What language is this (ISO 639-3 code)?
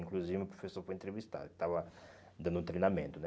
por